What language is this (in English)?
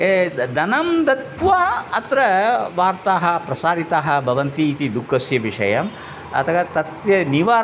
Sanskrit